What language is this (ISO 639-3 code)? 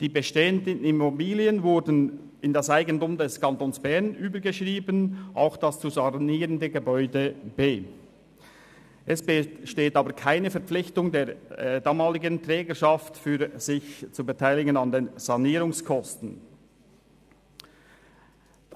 gsw